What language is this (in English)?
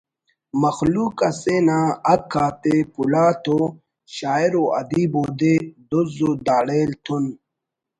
Brahui